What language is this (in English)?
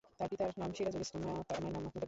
Bangla